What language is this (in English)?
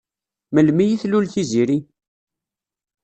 Kabyle